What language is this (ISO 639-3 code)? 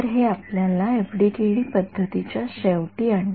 mar